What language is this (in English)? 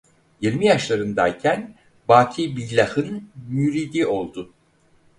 Turkish